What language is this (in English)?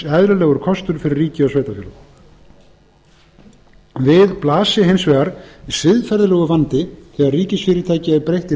Icelandic